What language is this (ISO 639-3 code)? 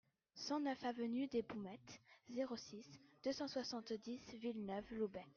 fra